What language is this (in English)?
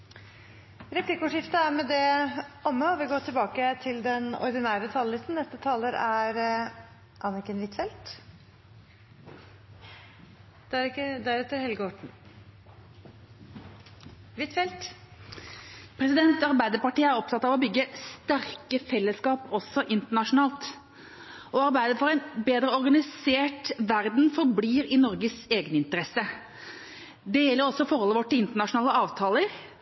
Norwegian